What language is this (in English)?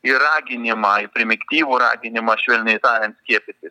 Lithuanian